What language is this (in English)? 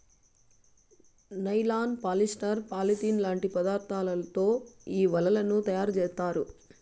Telugu